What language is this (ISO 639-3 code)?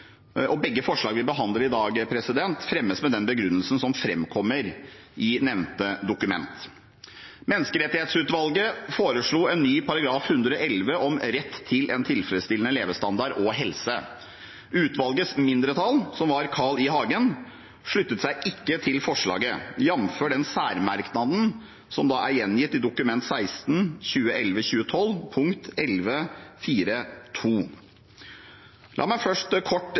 nob